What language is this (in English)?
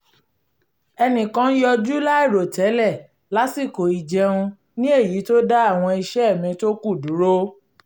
Yoruba